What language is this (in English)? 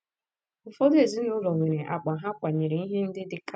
Igbo